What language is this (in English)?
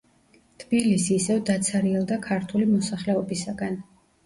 Georgian